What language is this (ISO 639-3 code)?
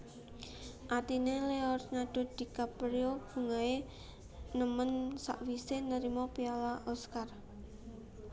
jav